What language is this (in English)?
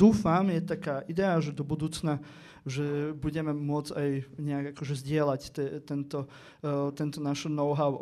Slovak